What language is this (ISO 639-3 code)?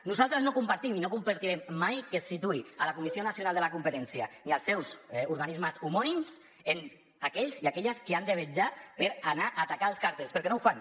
cat